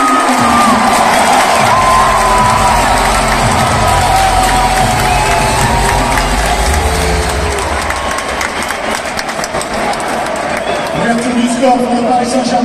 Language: English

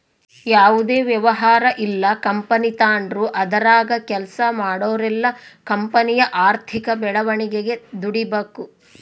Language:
Kannada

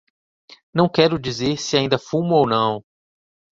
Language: Portuguese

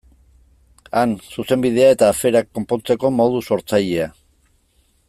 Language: Basque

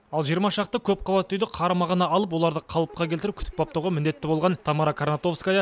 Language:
Kazakh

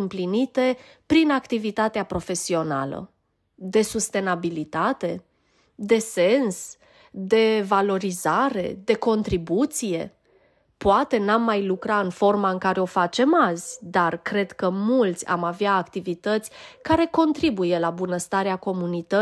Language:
Romanian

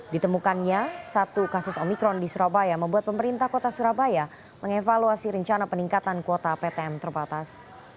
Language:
Indonesian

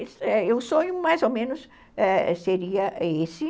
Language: Portuguese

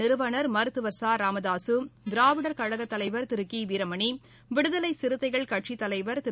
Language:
Tamil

